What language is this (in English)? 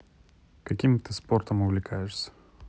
Russian